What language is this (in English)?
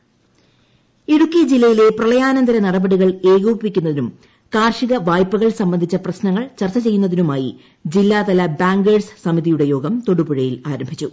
Malayalam